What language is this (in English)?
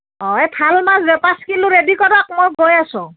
Assamese